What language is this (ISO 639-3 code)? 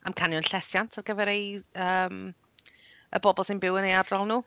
cym